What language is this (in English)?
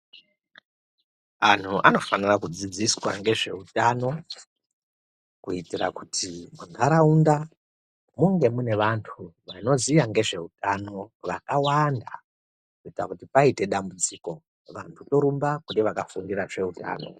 Ndau